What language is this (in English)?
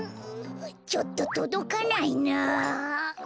Japanese